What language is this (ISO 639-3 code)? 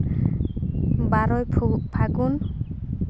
sat